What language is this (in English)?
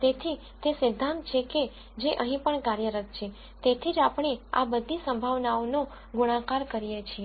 Gujarati